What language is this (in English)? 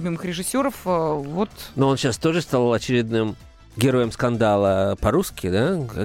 Russian